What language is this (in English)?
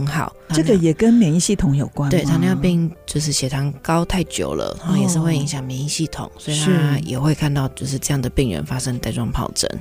Chinese